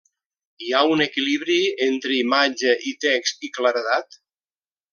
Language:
Catalan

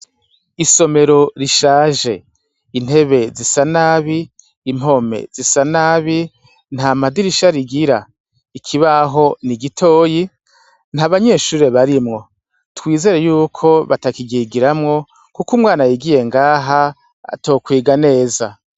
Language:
Rundi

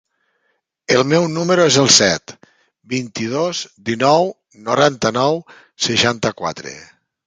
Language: Catalan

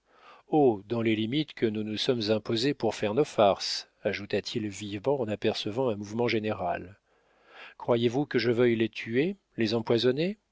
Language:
French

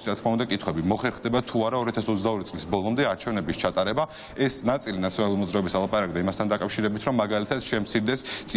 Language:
Romanian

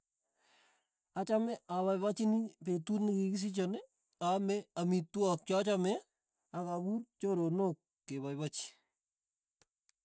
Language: Tugen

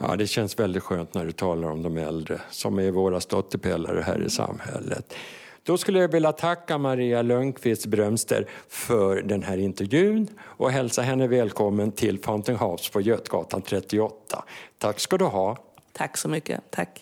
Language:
Swedish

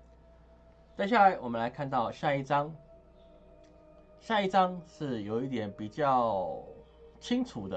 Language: Chinese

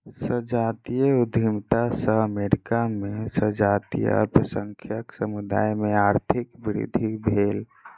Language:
Maithili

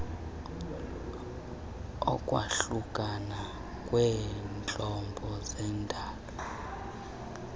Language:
Xhosa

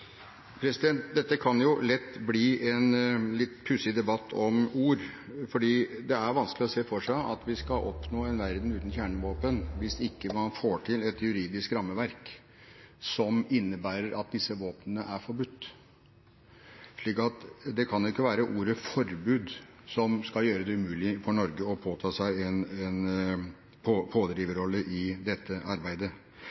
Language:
Norwegian Bokmål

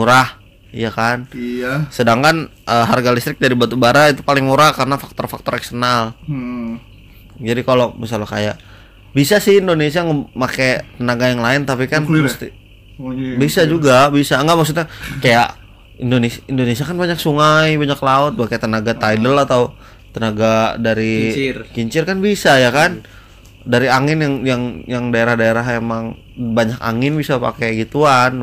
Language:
Indonesian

